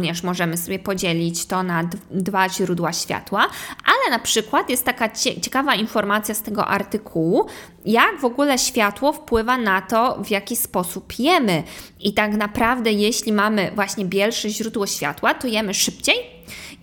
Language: Polish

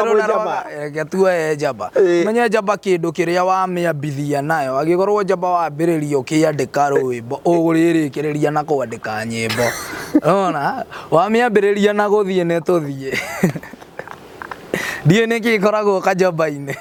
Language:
Swahili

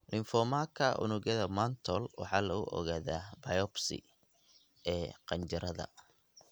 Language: Somali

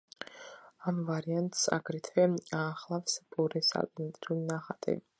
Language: Georgian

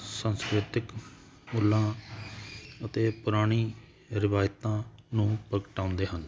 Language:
Punjabi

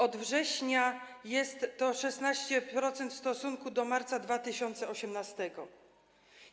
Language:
Polish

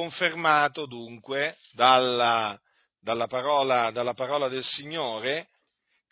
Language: Italian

